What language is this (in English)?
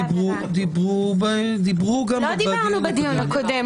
Hebrew